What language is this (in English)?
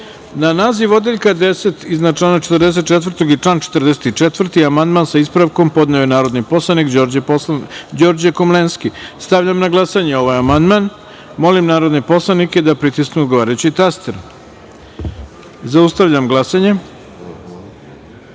Serbian